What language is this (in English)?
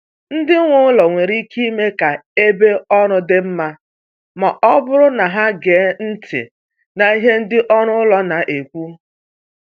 Igbo